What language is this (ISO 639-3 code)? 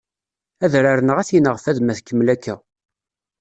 kab